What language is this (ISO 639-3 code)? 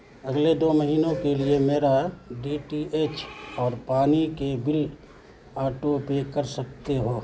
urd